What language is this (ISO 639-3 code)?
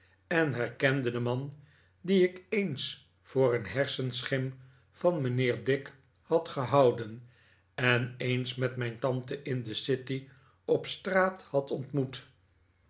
nld